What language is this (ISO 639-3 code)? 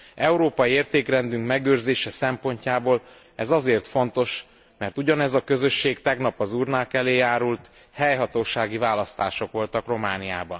hun